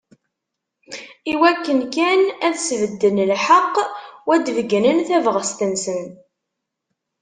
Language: Kabyle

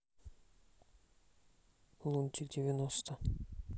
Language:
Russian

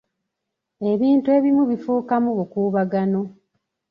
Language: Ganda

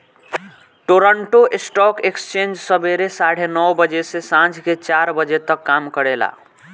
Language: Bhojpuri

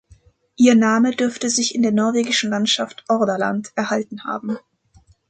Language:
German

